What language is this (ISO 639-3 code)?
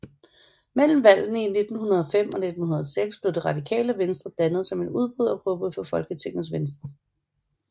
dan